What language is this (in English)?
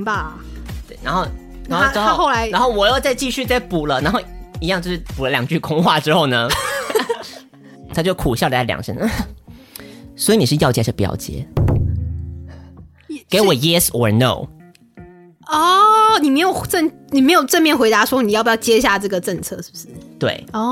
Chinese